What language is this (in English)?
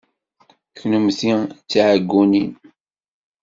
Kabyle